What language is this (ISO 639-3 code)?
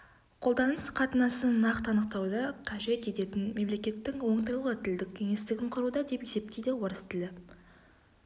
kaz